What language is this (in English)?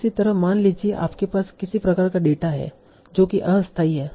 Hindi